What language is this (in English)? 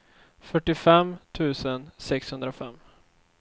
Swedish